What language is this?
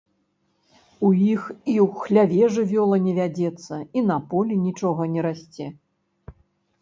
Belarusian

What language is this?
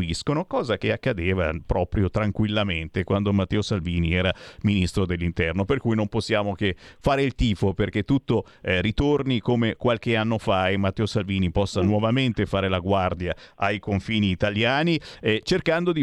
Italian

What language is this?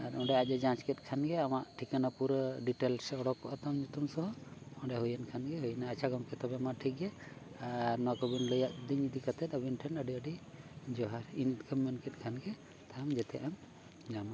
Santali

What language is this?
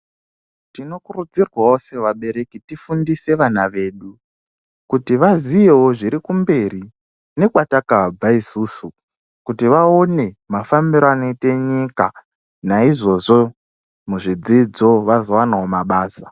Ndau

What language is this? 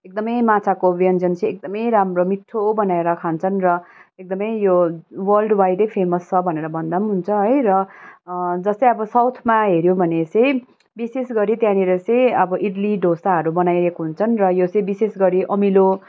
Nepali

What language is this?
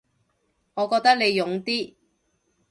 Cantonese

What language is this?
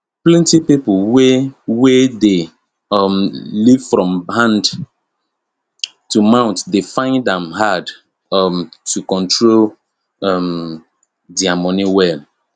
Nigerian Pidgin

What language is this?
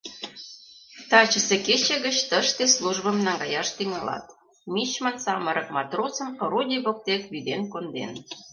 Mari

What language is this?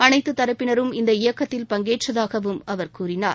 Tamil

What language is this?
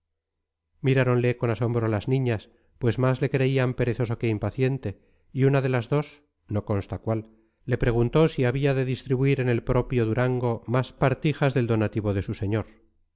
Spanish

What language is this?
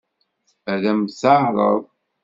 Kabyle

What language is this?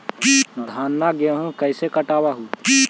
Magahi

